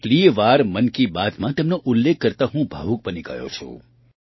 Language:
Gujarati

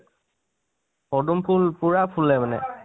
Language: Assamese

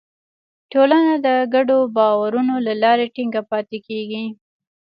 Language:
Pashto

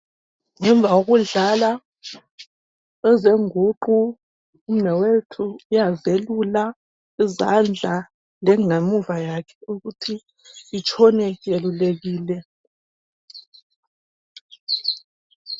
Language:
North Ndebele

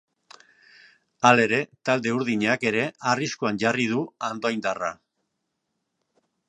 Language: Basque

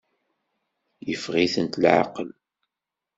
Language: Kabyle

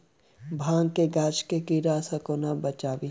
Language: Maithili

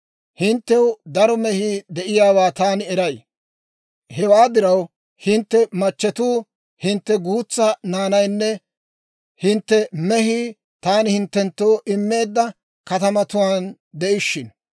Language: Dawro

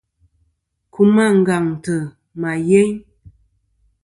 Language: Kom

